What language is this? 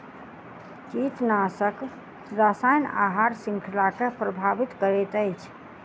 Maithili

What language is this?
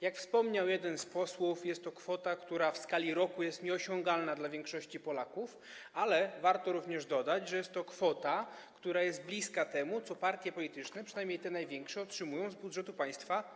Polish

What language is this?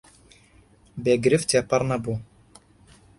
Central Kurdish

